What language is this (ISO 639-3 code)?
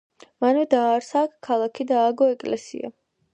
kat